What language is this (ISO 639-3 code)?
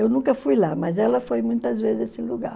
por